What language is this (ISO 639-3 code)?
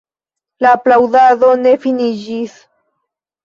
epo